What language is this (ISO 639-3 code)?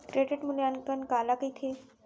hne